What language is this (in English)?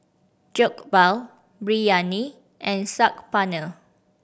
English